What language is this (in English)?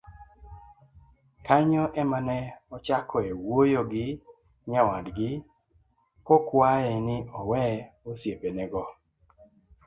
Luo (Kenya and Tanzania)